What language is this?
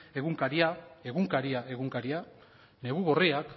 Basque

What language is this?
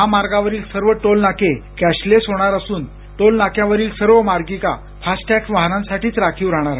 Marathi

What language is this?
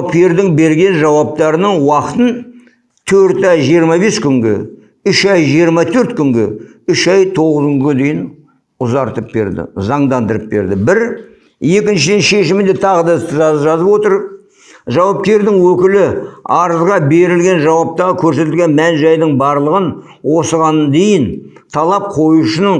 Kazakh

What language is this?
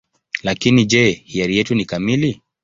Swahili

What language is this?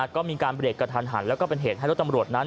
Thai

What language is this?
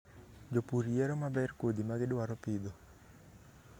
Luo (Kenya and Tanzania)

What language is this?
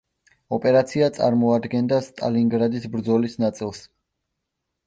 Georgian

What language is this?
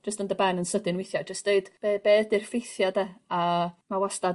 Welsh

